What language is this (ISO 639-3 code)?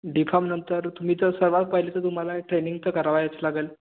mar